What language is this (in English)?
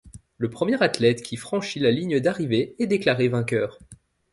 French